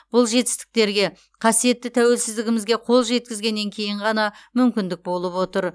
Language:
Kazakh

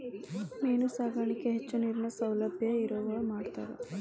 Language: Kannada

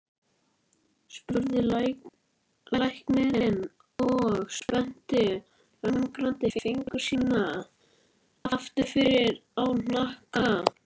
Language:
Icelandic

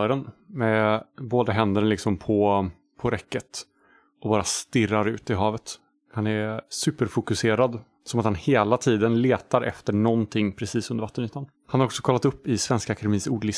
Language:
Swedish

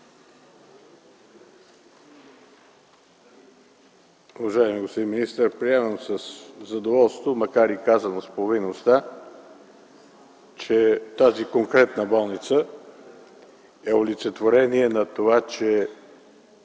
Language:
Bulgarian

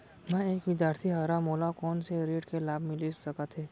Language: Chhattisgarhi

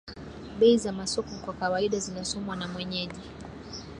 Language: Swahili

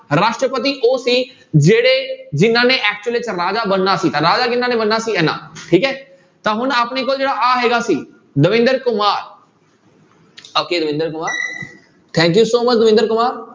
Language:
Punjabi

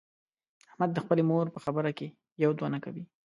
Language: Pashto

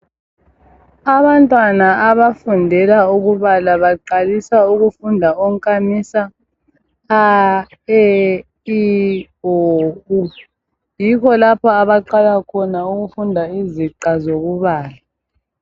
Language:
North Ndebele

